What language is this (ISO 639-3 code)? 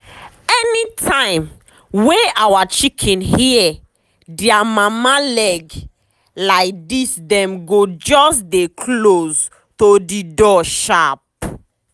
pcm